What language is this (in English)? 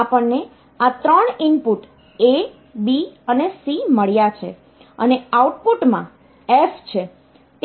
Gujarati